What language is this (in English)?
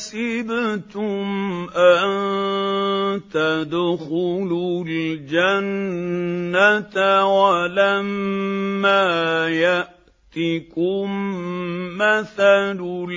Arabic